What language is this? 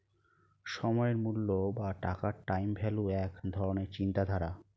Bangla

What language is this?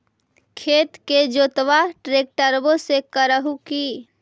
Magahi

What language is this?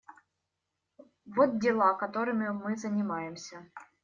Russian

